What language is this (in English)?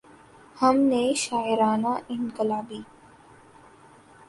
Urdu